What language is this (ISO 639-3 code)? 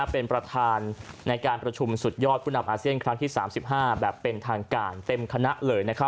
tha